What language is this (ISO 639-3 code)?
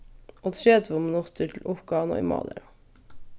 fao